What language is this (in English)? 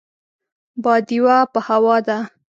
Pashto